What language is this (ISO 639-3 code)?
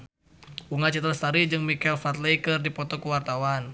sun